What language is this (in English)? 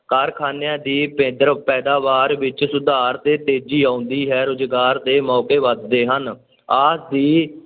Punjabi